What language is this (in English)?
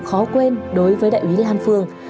Vietnamese